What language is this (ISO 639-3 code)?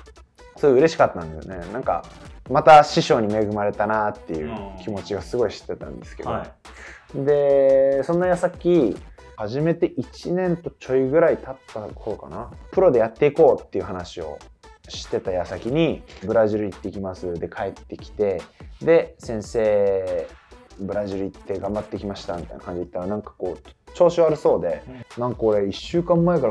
jpn